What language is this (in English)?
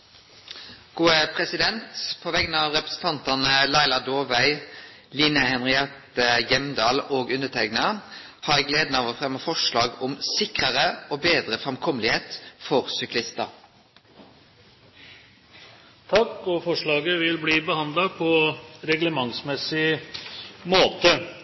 Norwegian